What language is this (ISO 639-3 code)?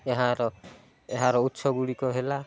ori